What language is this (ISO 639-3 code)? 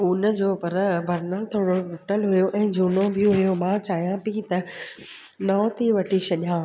snd